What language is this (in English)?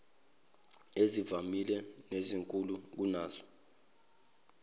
Zulu